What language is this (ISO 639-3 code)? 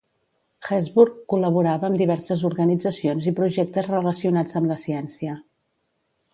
cat